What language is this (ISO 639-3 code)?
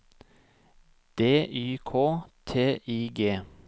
nor